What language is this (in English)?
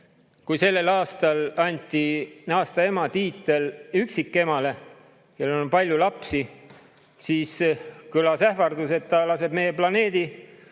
Estonian